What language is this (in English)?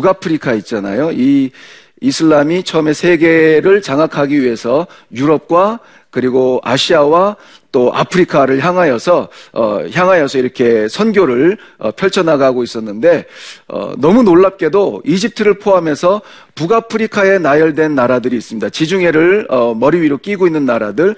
Korean